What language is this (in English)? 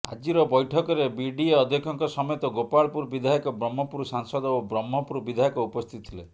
Odia